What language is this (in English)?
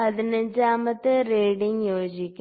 Malayalam